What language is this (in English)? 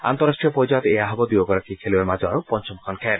Assamese